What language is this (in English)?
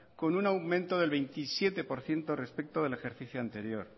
Spanish